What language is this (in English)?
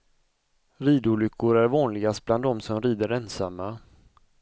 Swedish